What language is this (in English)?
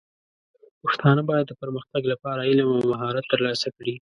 Pashto